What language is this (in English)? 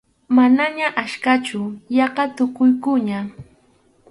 Arequipa-La Unión Quechua